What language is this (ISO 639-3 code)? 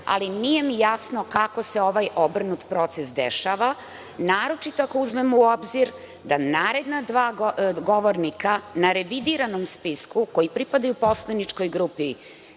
srp